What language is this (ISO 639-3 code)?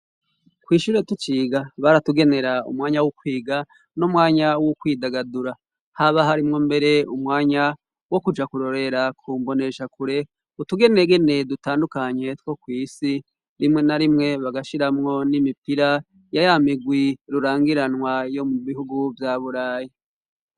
run